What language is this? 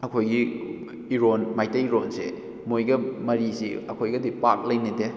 Manipuri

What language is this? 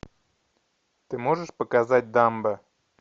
Russian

